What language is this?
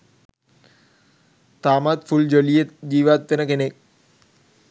Sinhala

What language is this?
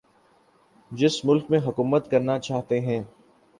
Urdu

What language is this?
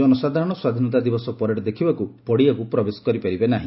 Odia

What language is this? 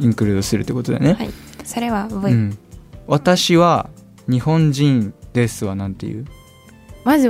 Japanese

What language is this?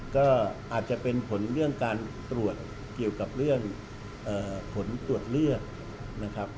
Thai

